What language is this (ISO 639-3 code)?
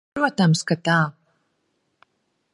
lav